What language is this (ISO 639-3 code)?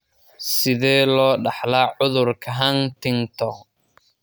som